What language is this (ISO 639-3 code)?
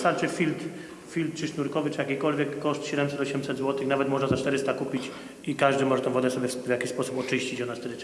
pol